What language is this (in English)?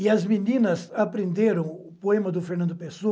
Portuguese